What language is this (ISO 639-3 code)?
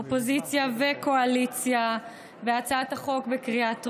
heb